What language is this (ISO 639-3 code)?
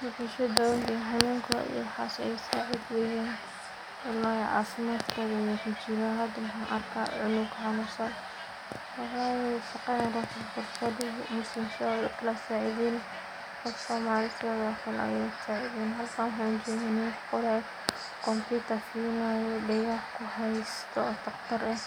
som